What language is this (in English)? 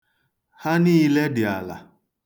Igbo